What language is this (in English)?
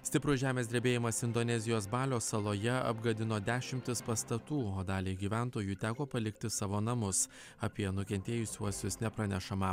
Lithuanian